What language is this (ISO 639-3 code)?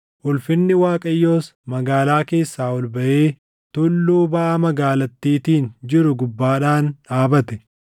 orm